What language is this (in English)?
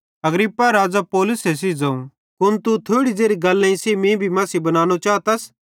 Bhadrawahi